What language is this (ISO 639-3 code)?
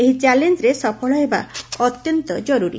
ori